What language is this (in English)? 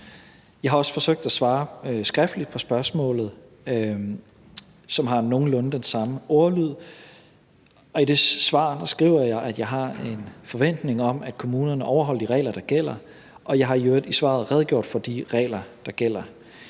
Danish